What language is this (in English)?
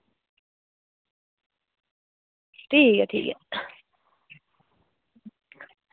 Dogri